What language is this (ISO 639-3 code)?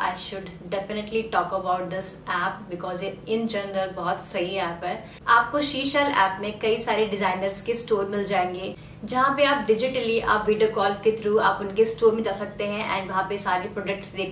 hin